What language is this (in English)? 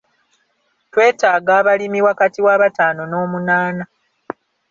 Ganda